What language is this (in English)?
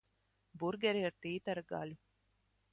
Latvian